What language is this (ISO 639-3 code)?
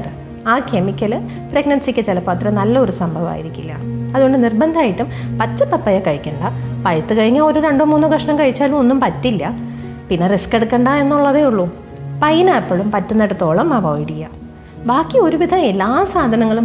mal